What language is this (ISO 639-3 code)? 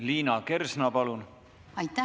est